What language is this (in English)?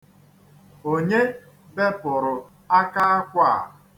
Igbo